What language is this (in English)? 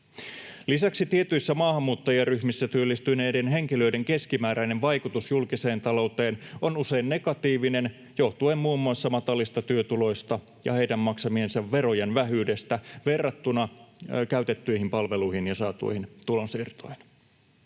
Finnish